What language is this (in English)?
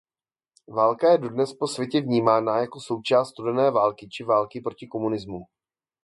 Czech